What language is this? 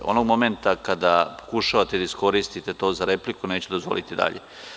Serbian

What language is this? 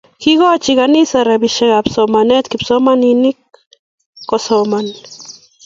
Kalenjin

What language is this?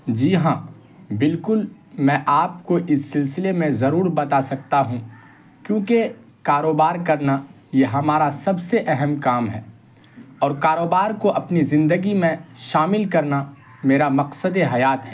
Urdu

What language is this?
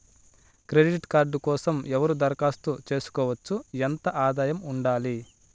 Telugu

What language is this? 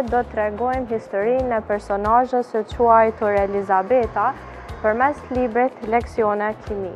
Romanian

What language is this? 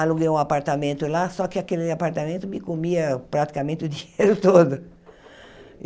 Portuguese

